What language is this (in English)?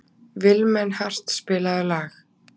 Icelandic